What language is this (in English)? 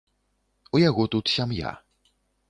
Belarusian